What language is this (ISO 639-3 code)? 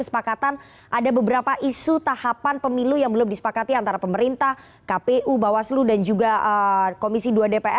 ind